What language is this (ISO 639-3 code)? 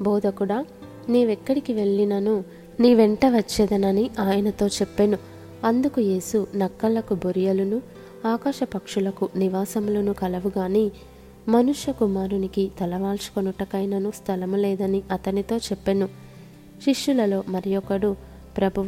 tel